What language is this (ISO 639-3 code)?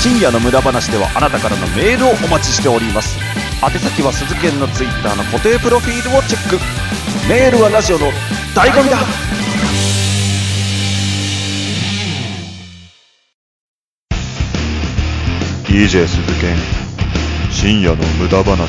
jpn